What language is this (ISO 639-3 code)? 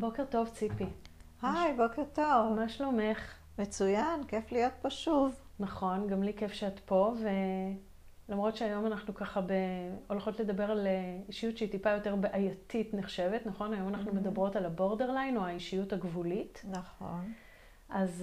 heb